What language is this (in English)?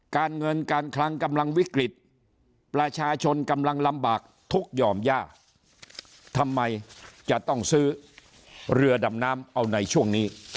Thai